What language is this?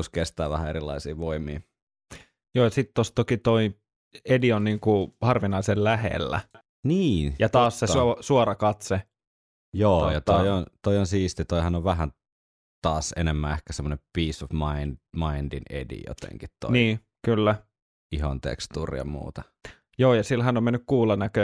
Finnish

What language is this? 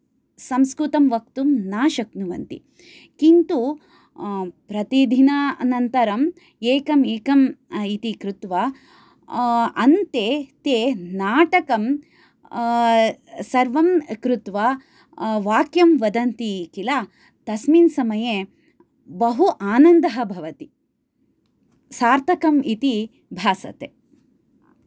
Sanskrit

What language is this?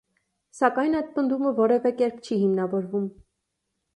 Armenian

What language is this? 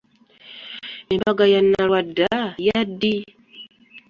Ganda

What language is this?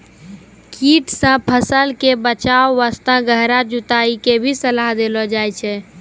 Maithili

